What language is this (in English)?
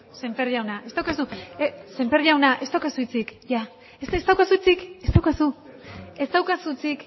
Basque